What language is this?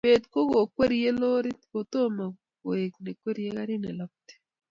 Kalenjin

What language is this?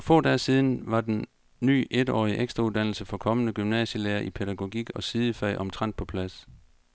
Danish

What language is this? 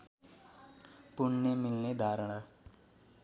Nepali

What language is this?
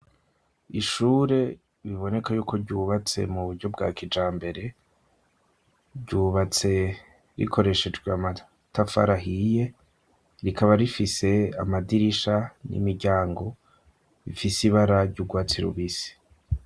Rundi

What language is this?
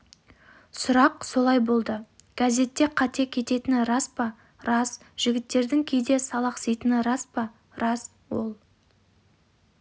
Kazakh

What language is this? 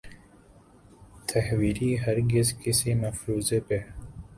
Urdu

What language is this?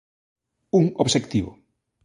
Galician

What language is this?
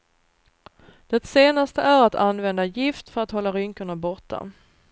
Swedish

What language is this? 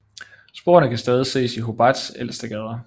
Danish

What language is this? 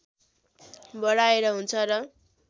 Nepali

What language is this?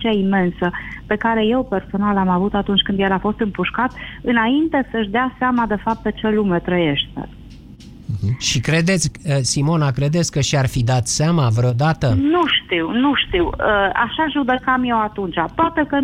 Romanian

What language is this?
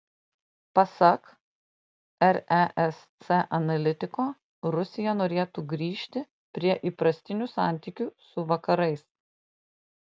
Lithuanian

